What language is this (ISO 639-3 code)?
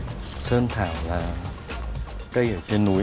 vie